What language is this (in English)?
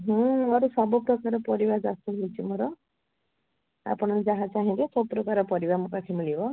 Odia